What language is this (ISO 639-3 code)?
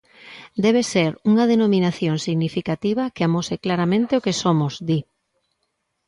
glg